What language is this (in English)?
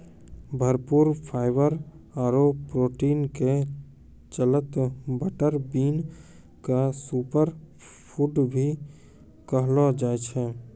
Maithili